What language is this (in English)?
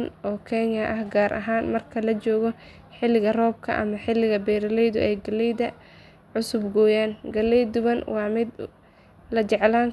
Somali